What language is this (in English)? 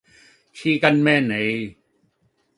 Cantonese